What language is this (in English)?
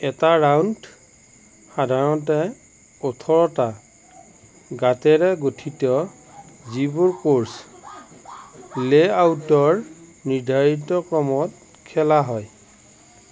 Assamese